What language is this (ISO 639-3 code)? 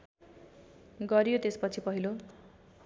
nep